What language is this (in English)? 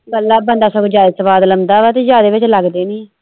Punjabi